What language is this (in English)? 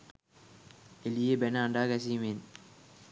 Sinhala